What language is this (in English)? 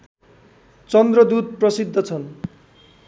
Nepali